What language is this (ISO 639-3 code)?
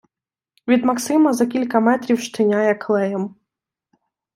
ukr